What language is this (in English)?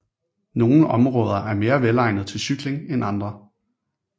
Danish